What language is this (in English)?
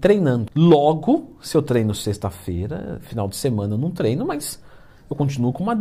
Portuguese